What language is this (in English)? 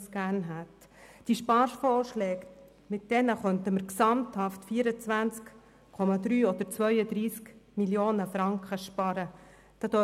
Swiss German